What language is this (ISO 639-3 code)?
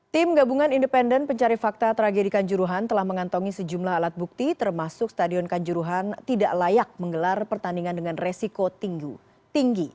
ind